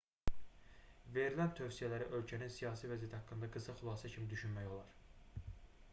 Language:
Azerbaijani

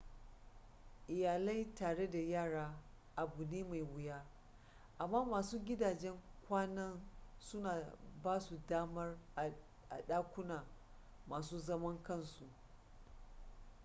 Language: Hausa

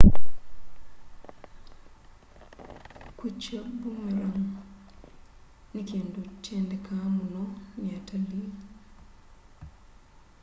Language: Kamba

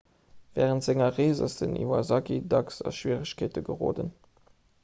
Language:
Luxembourgish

